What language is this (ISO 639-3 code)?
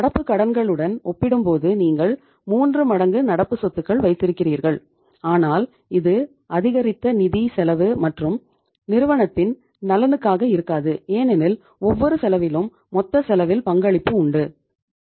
tam